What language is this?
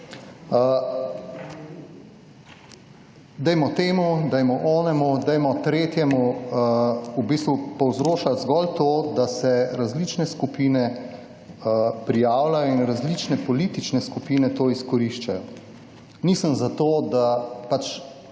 Slovenian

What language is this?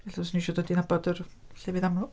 Welsh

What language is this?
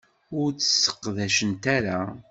Kabyle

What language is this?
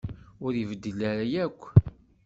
Kabyle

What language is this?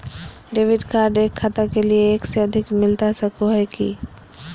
Magahi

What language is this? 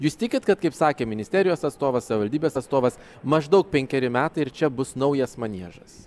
Lithuanian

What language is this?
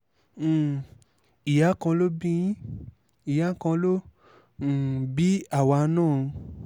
Yoruba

